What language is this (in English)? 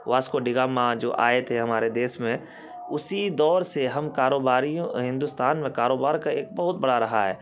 Urdu